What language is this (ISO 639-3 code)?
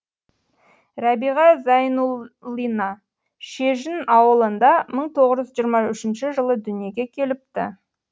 kaz